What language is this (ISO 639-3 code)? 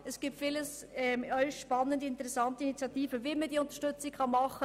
gsw